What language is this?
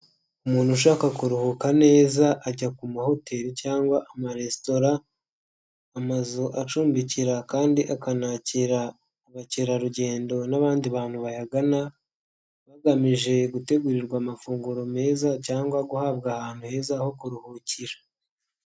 Kinyarwanda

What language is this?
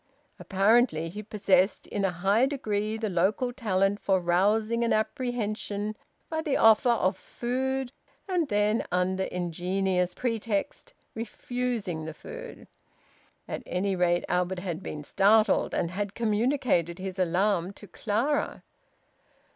English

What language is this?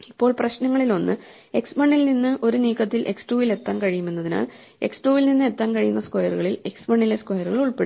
Malayalam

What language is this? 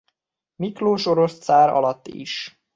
Hungarian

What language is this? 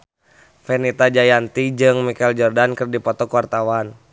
Sundanese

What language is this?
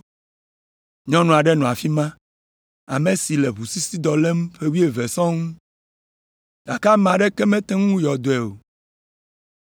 Ewe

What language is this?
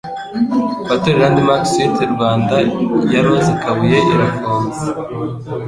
Kinyarwanda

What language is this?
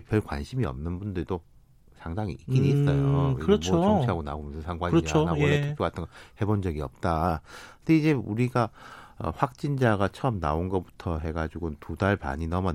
Korean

